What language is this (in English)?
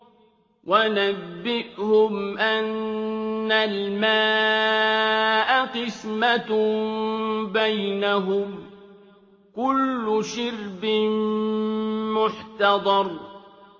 Arabic